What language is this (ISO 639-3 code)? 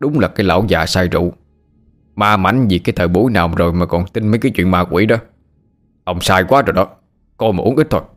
vie